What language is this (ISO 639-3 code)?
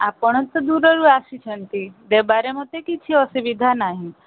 ori